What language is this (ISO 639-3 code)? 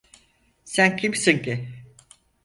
tur